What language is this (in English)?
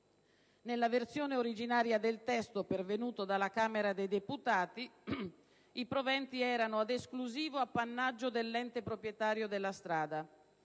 Italian